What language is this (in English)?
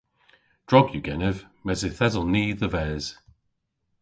Cornish